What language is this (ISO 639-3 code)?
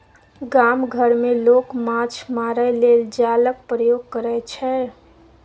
mai